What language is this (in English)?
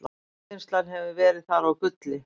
Icelandic